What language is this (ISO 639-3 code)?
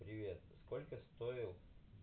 rus